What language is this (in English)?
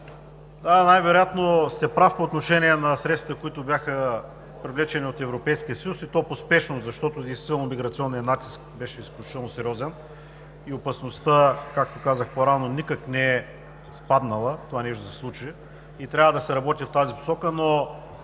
Bulgarian